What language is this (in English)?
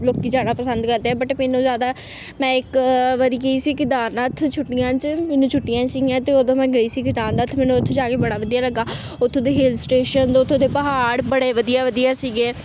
Punjabi